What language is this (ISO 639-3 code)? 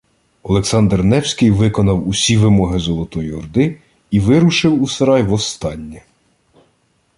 ukr